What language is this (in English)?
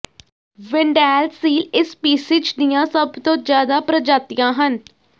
Punjabi